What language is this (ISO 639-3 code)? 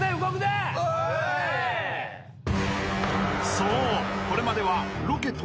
jpn